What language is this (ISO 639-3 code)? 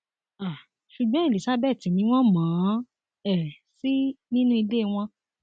yor